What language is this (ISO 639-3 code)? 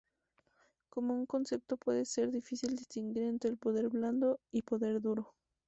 spa